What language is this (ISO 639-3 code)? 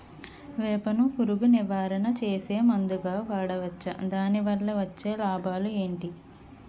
tel